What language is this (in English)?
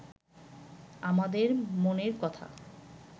Bangla